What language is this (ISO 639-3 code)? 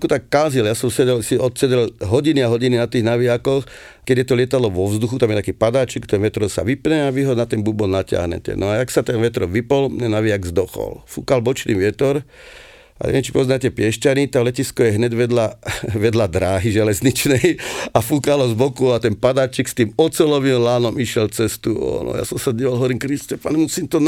slk